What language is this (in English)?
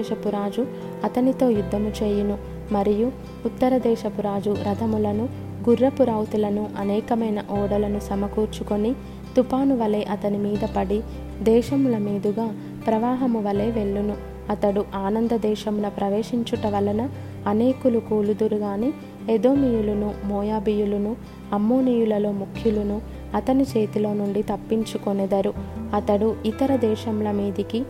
Telugu